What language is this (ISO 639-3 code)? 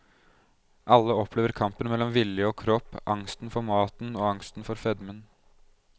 nor